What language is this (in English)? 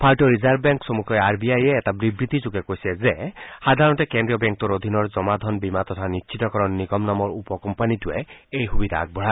Assamese